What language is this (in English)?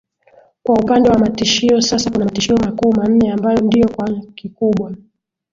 Swahili